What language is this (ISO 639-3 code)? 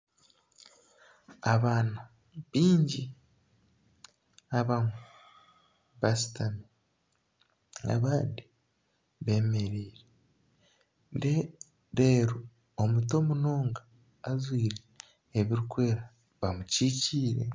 nyn